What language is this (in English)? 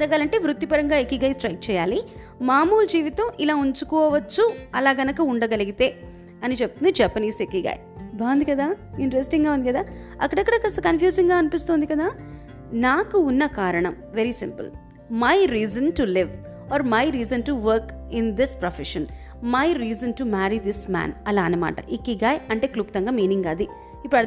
Telugu